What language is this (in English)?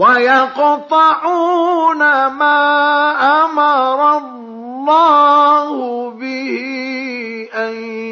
Arabic